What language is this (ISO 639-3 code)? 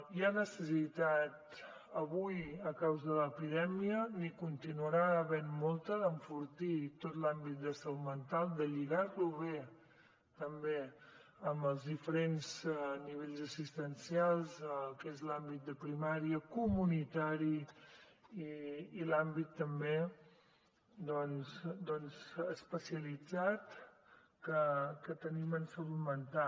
cat